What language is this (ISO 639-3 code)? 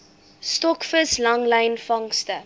afr